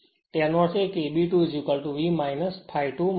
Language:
Gujarati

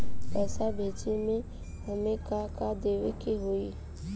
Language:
Bhojpuri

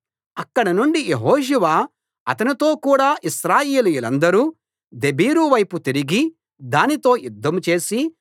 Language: Telugu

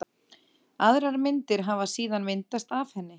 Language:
Icelandic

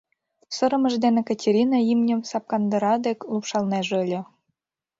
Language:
Mari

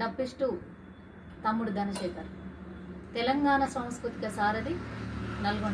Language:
Indonesian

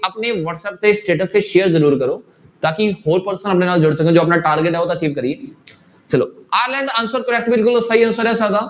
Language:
Punjabi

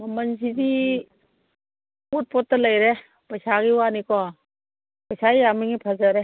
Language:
Manipuri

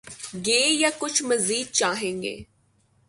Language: Urdu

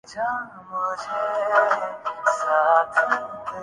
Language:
Urdu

